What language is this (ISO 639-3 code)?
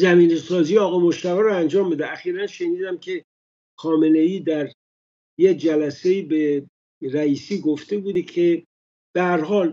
fas